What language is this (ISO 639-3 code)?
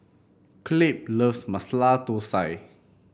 eng